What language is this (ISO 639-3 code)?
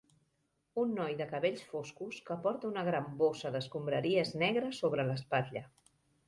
cat